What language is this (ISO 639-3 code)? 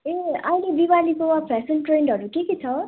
nep